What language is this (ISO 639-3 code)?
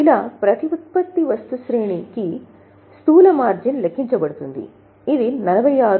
tel